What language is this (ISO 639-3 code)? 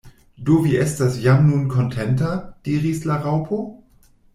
epo